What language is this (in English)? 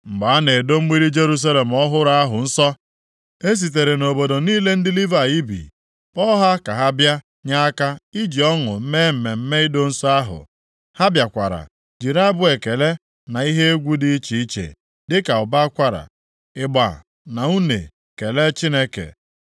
Igbo